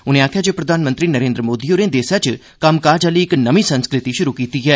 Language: Dogri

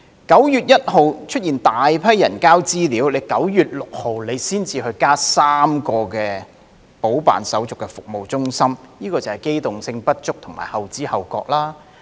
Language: Cantonese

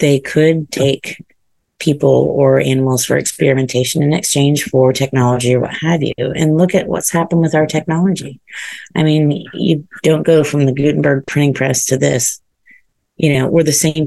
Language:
English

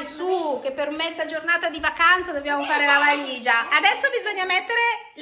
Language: Italian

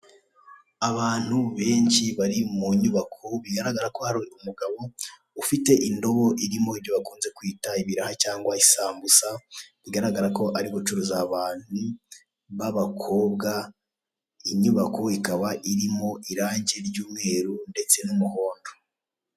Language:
Kinyarwanda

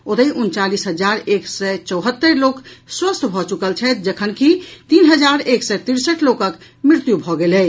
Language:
Maithili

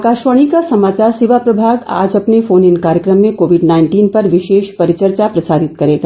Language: Hindi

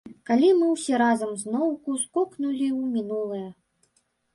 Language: Belarusian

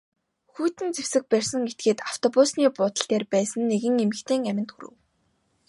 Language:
Mongolian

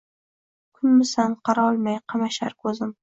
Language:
Uzbek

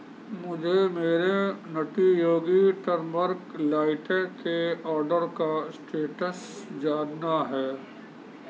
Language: Urdu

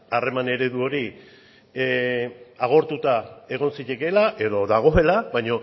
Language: Basque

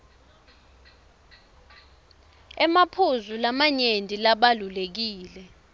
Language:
Swati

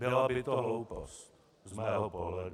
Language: Czech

